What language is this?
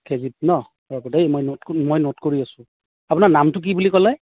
Assamese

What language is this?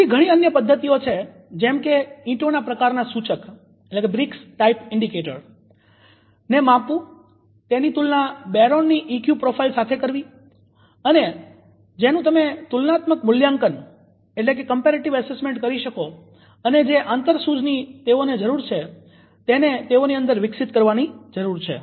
Gujarati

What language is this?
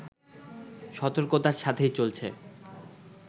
Bangla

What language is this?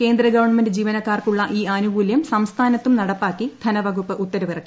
Malayalam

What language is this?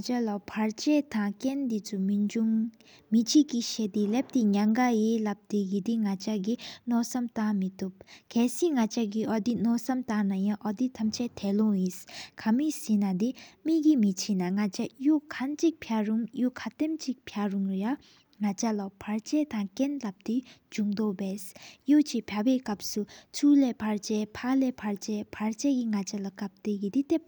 Sikkimese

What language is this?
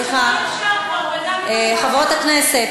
Hebrew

